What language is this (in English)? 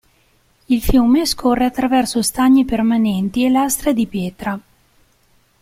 Italian